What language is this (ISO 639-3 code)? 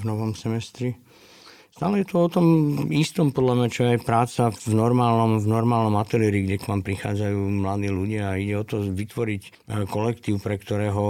slk